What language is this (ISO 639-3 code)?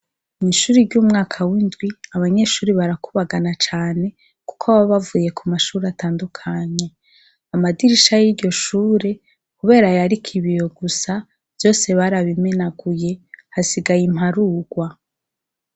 run